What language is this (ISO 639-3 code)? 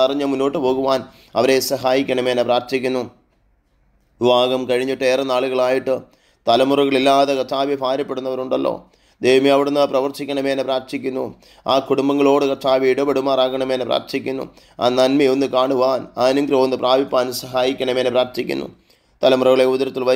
ara